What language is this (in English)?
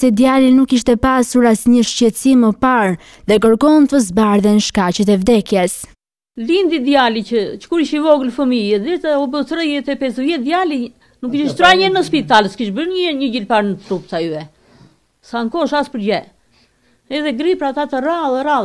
Romanian